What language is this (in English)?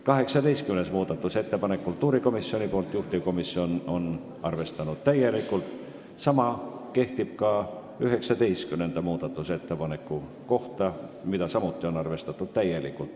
Estonian